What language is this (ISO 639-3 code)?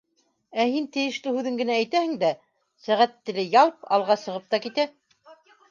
bak